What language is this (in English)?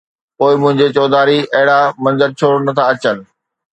Sindhi